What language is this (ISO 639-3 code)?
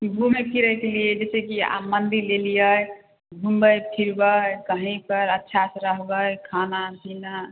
mai